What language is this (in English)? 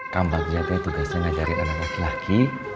Indonesian